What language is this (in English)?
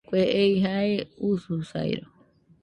Nüpode Huitoto